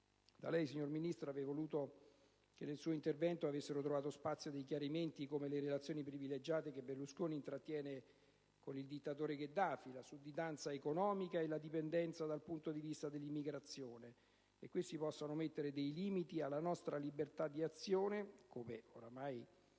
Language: Italian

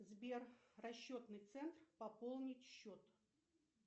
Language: Russian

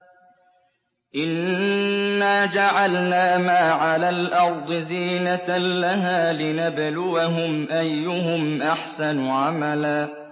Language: Arabic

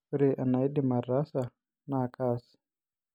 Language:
Masai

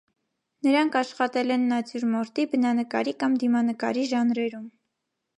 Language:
Armenian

